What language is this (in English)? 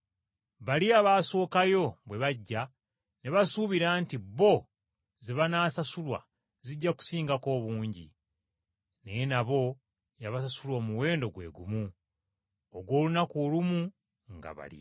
Ganda